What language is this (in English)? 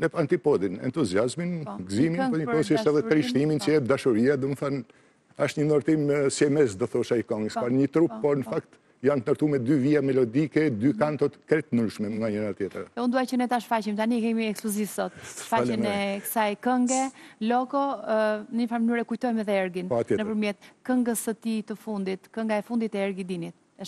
Dutch